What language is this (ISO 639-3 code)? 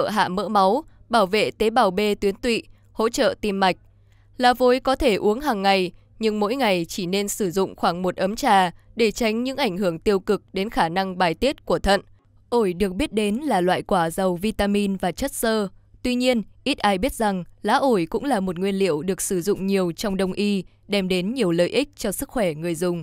vie